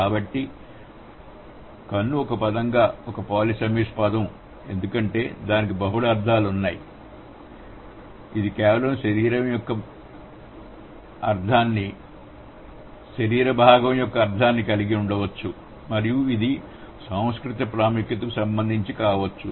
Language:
Telugu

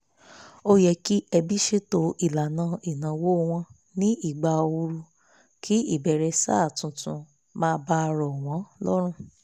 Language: Yoruba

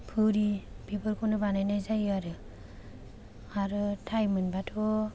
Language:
Bodo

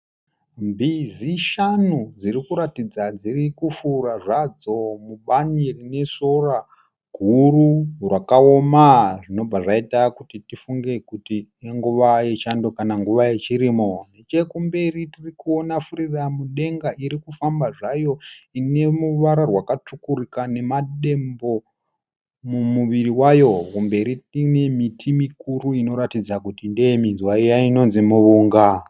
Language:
Shona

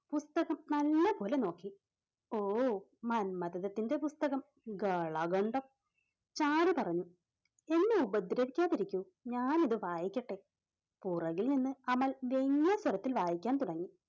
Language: Malayalam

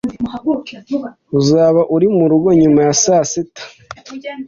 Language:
Kinyarwanda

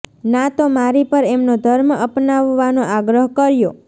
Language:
Gujarati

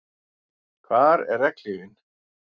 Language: Icelandic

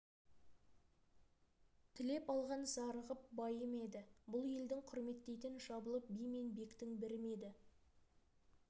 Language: Kazakh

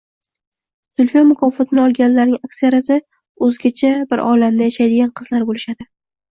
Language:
Uzbek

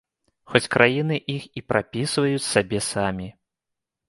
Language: Belarusian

